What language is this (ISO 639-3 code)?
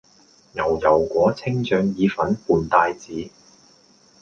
yue